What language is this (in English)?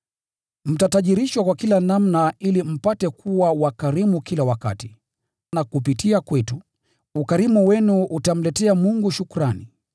Swahili